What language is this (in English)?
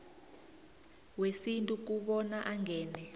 South Ndebele